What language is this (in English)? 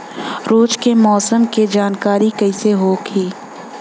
Bhojpuri